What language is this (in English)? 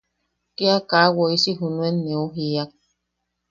Yaqui